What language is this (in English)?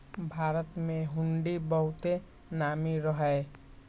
Magahi